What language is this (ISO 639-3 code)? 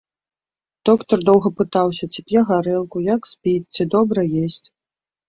bel